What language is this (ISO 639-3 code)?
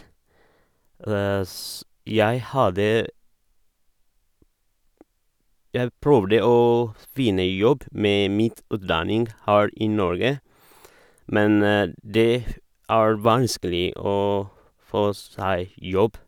nor